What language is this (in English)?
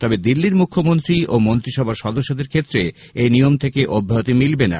Bangla